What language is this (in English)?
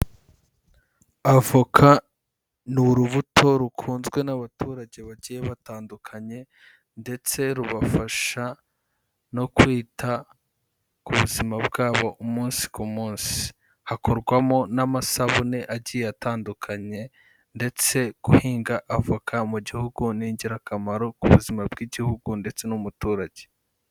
Kinyarwanda